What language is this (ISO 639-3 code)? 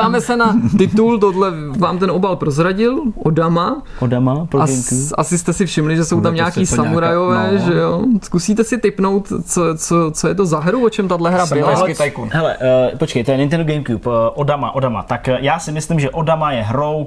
ces